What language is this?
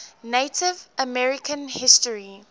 English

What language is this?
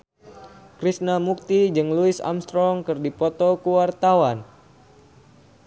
Sundanese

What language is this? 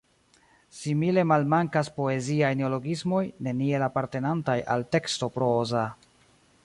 Esperanto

